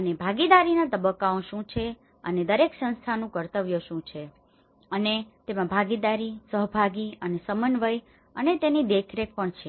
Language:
Gujarati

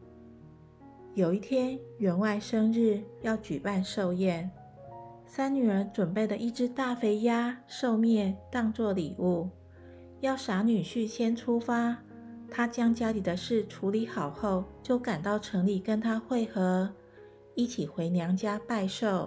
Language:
Chinese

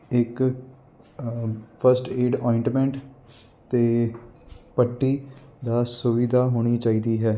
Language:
Punjabi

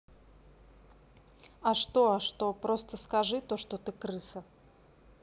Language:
Russian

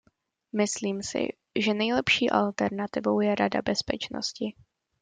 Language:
Czech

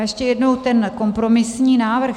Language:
Czech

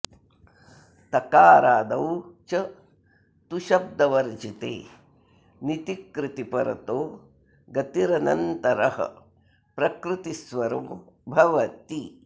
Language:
Sanskrit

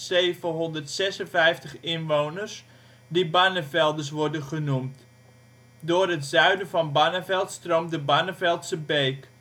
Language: Dutch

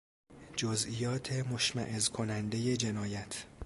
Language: Persian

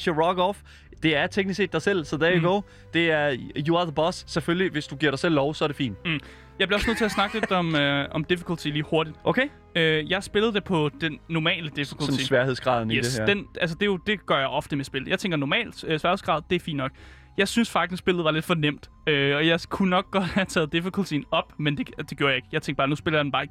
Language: Danish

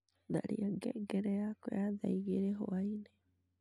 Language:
Kikuyu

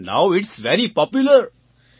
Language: Gujarati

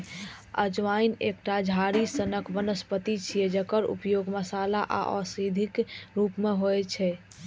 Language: Maithili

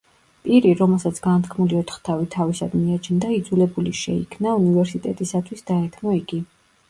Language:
Georgian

